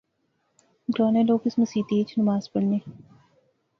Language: Pahari-Potwari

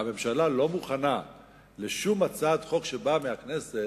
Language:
Hebrew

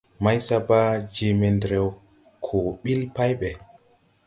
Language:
Tupuri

